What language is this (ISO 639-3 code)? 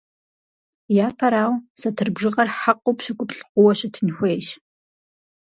kbd